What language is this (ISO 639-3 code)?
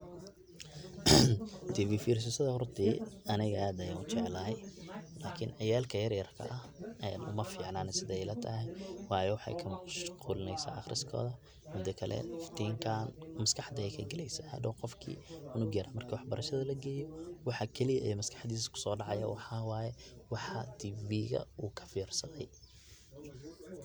som